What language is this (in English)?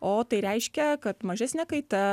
Lithuanian